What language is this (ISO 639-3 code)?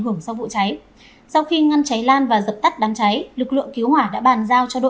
vie